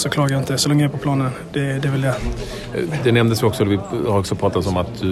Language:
Swedish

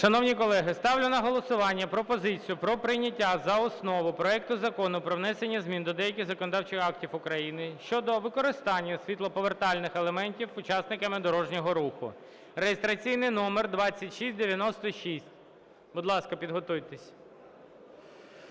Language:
Ukrainian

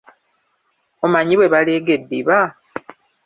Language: Ganda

